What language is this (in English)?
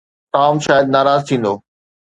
Sindhi